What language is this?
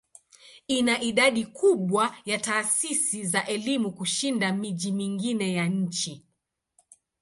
Swahili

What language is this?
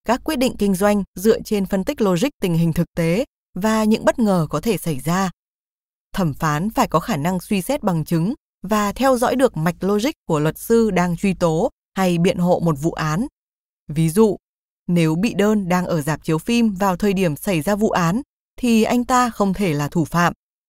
Vietnamese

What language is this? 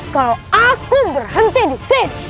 Indonesian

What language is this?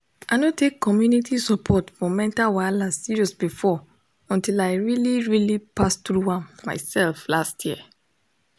Nigerian Pidgin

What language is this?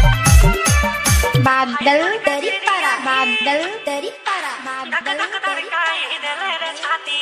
Indonesian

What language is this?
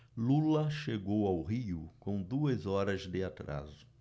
Portuguese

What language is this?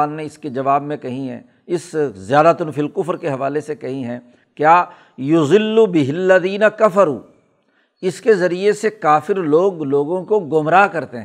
Urdu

